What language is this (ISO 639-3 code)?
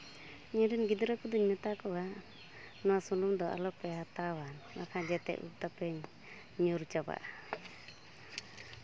sat